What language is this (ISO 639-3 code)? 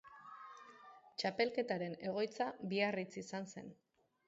eus